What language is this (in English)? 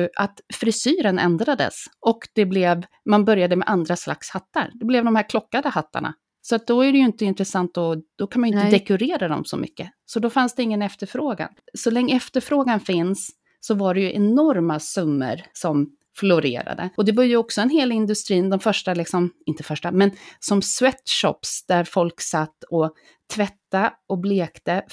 Swedish